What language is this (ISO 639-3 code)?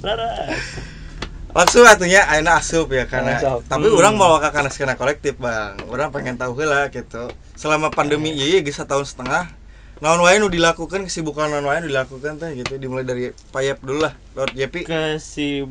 ind